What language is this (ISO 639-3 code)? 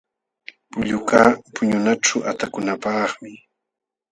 qxw